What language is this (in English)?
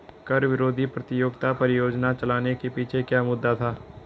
Hindi